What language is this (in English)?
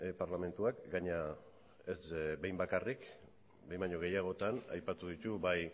Basque